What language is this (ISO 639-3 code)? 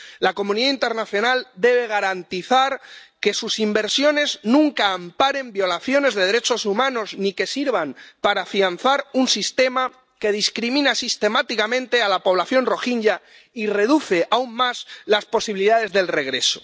spa